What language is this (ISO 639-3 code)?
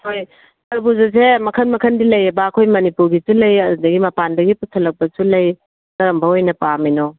mni